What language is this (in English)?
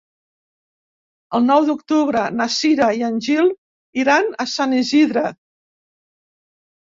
Catalan